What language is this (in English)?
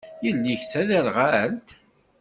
Kabyle